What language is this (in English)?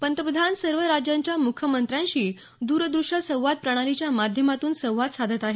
Marathi